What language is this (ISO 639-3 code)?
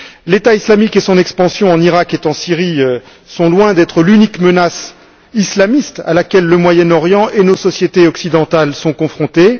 fra